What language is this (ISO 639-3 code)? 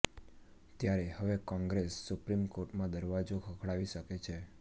guj